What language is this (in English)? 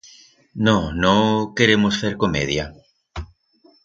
Aragonese